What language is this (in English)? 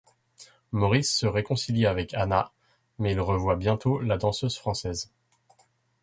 French